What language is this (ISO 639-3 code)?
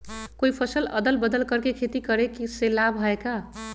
mag